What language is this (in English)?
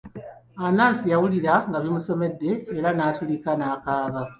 Ganda